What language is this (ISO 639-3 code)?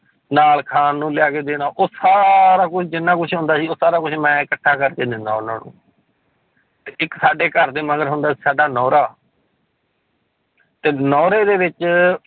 pan